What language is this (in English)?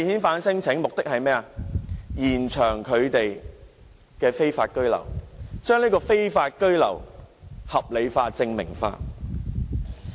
Cantonese